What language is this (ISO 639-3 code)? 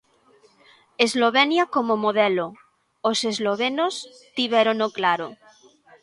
glg